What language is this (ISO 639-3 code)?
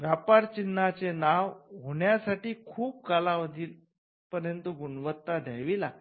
mar